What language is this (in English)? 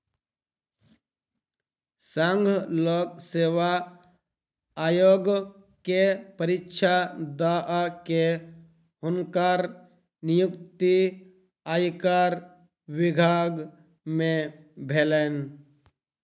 Maithili